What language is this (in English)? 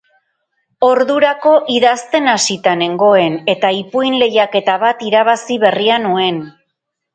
Basque